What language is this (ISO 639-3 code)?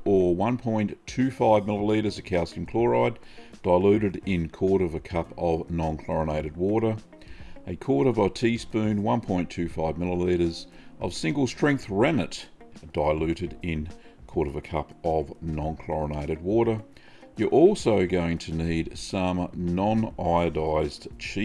eng